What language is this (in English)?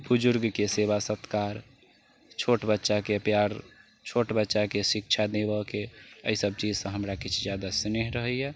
Maithili